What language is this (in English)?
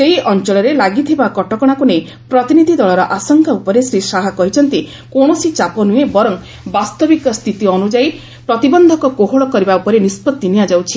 Odia